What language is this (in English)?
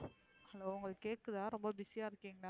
Tamil